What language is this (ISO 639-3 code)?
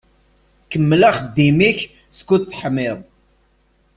kab